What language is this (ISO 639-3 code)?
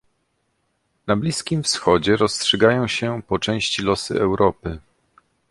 pol